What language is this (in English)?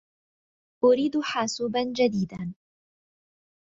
Arabic